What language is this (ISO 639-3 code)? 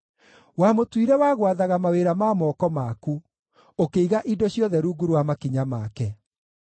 kik